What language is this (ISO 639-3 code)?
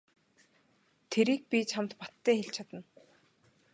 mon